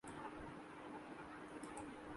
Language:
Urdu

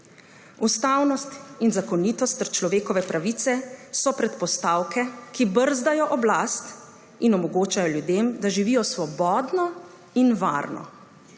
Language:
Slovenian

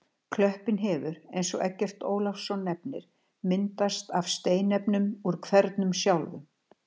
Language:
Icelandic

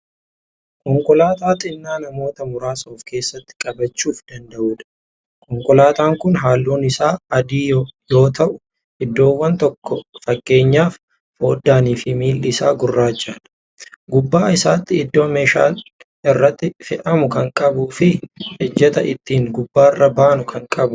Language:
Oromo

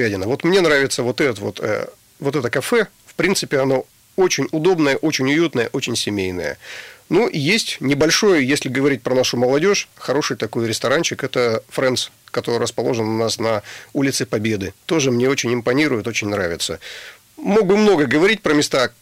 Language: Russian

